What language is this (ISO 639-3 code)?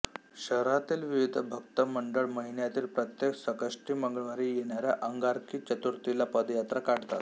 mar